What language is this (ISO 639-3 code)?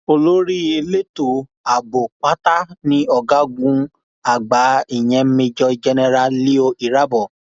yor